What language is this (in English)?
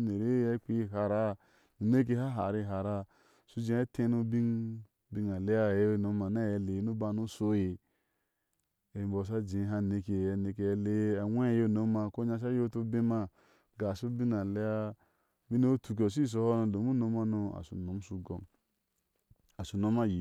Ashe